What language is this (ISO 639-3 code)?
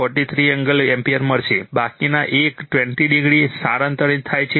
guj